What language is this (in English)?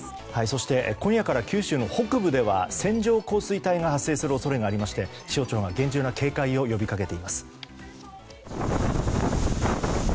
Japanese